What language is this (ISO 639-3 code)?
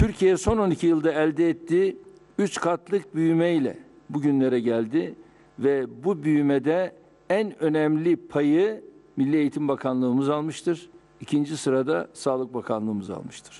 tur